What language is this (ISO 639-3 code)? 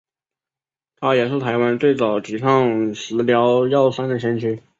zho